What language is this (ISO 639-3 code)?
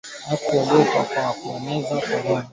swa